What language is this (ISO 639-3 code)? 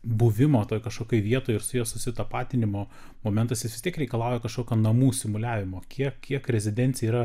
lit